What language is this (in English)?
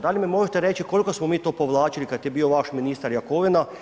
Croatian